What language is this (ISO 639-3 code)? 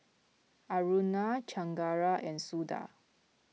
eng